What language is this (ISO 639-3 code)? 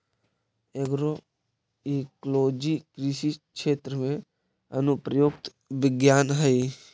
mag